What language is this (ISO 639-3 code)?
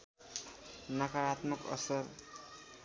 nep